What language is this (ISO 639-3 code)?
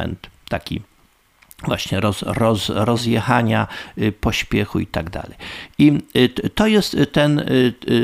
pol